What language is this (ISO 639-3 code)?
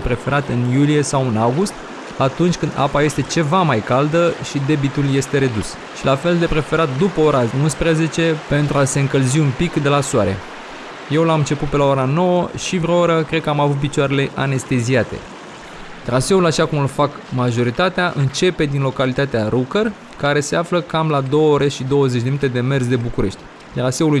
ron